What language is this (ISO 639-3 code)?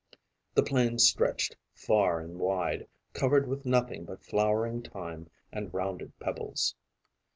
eng